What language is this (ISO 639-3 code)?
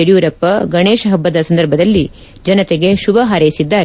kan